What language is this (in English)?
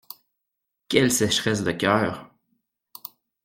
French